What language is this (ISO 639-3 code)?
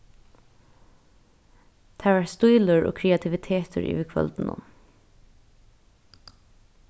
fao